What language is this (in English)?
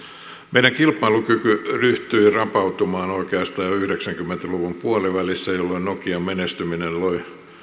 Finnish